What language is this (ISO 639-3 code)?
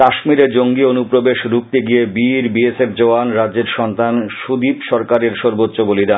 ben